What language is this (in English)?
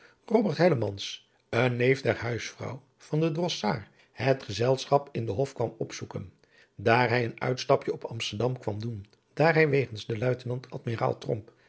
Dutch